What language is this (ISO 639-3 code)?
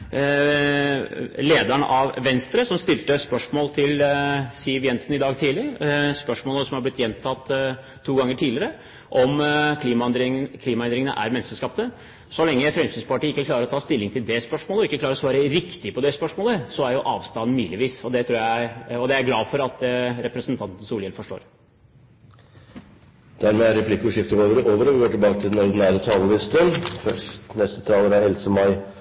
nor